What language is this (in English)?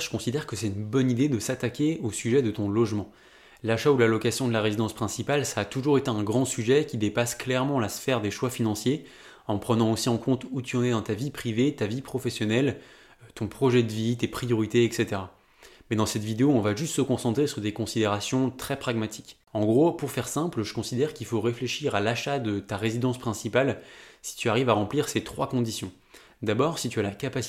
French